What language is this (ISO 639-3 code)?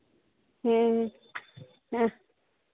hin